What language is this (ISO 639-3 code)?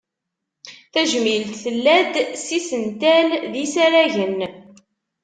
kab